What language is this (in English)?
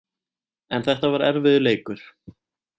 Icelandic